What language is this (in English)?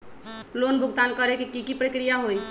Magahi